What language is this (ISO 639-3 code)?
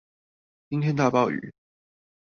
zho